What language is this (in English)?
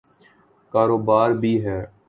Urdu